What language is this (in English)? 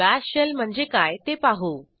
Marathi